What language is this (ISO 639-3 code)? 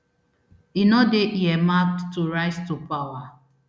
pcm